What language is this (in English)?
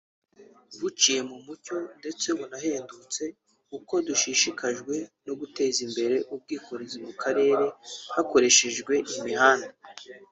Kinyarwanda